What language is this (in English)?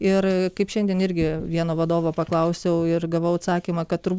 Lithuanian